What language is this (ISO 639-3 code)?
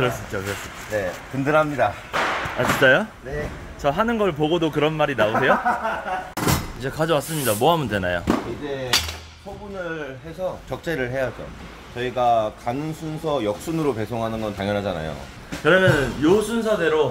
kor